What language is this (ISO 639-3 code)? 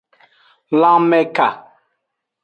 ajg